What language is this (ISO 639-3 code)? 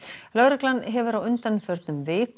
isl